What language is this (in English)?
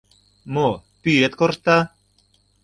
Mari